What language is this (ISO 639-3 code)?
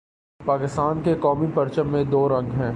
urd